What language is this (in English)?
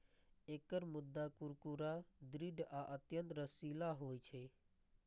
Maithili